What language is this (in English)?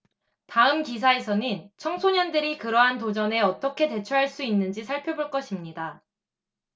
Korean